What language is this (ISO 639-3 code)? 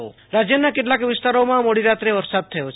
guj